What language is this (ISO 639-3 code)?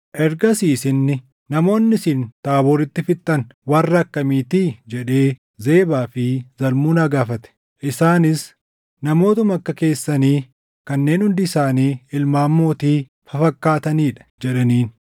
orm